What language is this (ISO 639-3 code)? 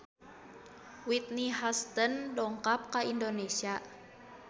sun